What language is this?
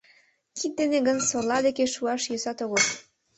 Mari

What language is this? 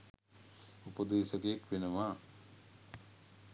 Sinhala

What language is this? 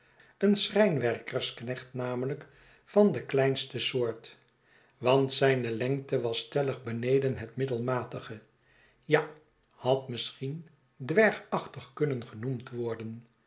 Dutch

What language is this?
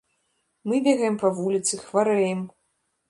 Belarusian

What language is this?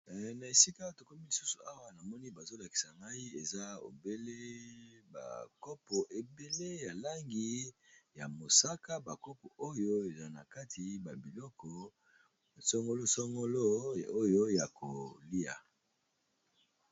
Lingala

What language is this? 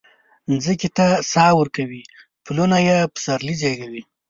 Pashto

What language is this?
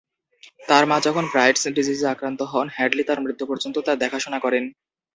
Bangla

